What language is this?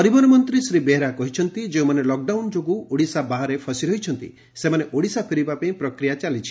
Odia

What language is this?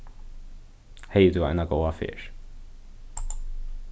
Faroese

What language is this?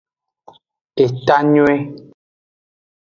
Aja (Benin)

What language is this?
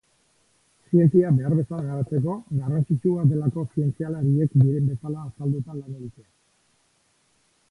Basque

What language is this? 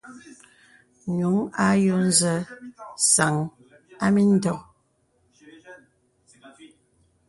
Bebele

